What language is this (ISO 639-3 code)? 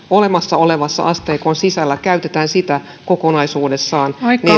fin